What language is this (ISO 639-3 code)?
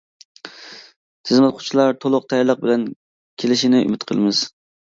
uig